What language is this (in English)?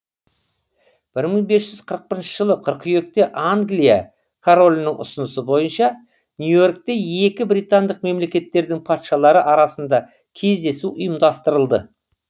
Kazakh